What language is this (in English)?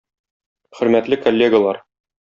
Tatar